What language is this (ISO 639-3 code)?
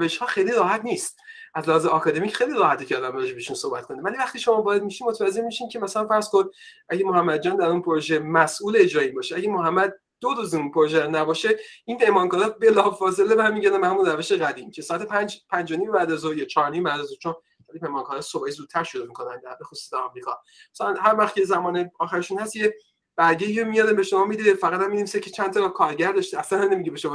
fas